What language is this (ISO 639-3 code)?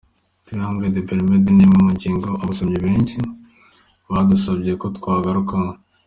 kin